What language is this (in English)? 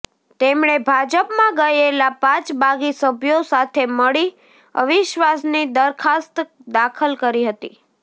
Gujarati